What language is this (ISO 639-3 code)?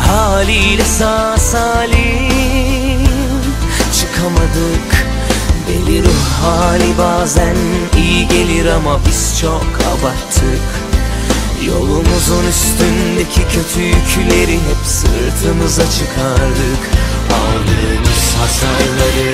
tur